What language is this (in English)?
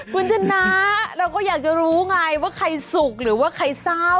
Thai